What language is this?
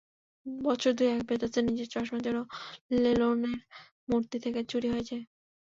Bangla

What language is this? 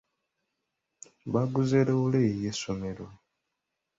Ganda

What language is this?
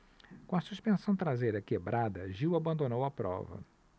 Portuguese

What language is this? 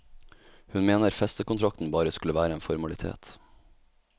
Norwegian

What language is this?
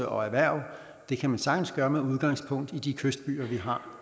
Danish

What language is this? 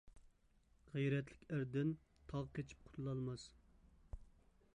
Uyghur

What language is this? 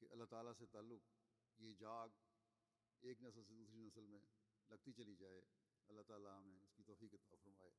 Malayalam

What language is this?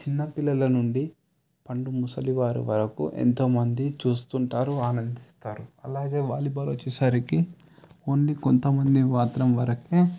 Telugu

